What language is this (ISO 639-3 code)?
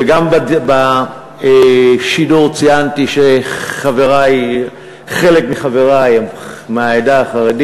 heb